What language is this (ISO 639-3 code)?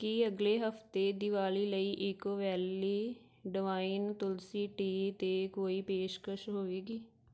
pan